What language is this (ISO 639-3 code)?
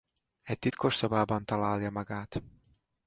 hun